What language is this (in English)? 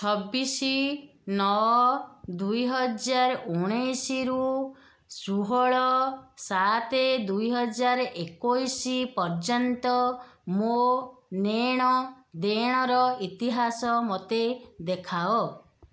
Odia